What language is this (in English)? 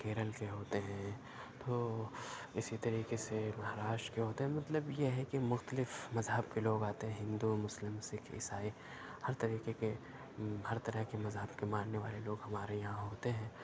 Urdu